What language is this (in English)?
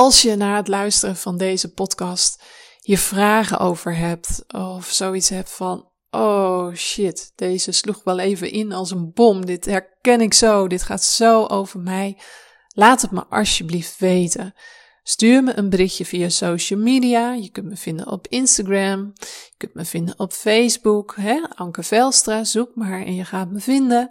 Dutch